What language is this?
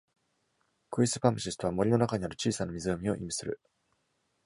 Japanese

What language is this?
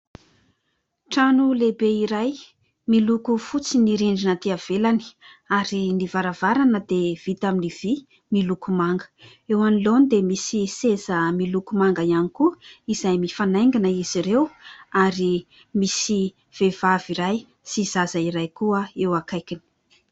Malagasy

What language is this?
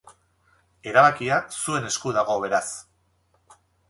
Basque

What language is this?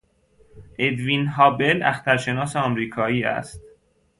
Persian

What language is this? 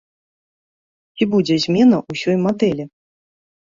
Belarusian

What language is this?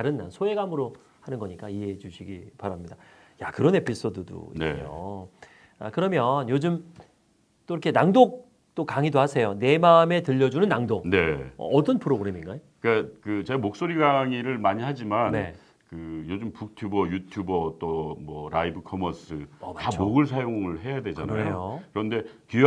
Korean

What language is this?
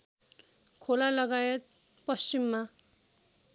Nepali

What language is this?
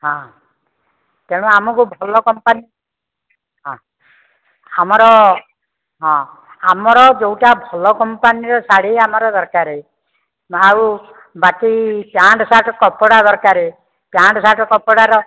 Odia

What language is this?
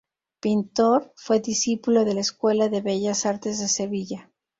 Spanish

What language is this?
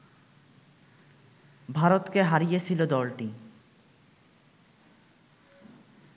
Bangla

